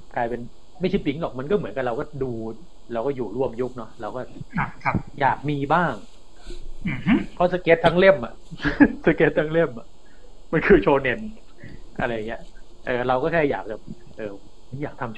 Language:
Thai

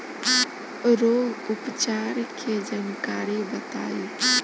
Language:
Bhojpuri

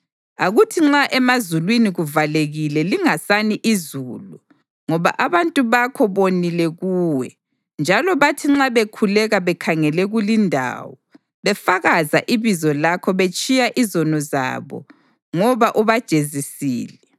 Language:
North Ndebele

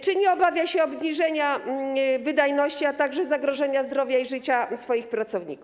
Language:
Polish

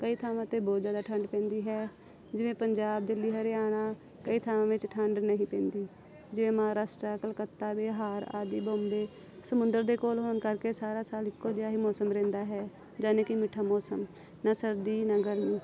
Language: Punjabi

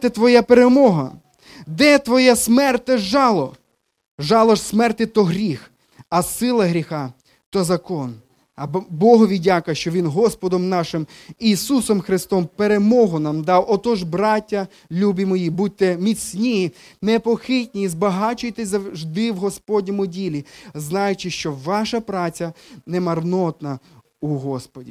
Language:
Ukrainian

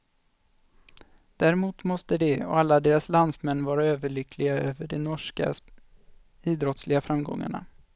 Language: Swedish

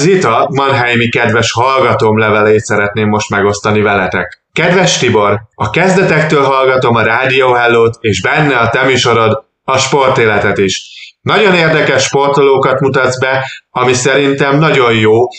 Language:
Hungarian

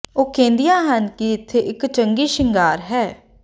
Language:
Punjabi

